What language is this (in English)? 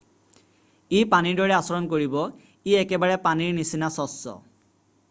Assamese